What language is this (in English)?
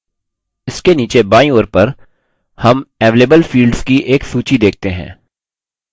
Hindi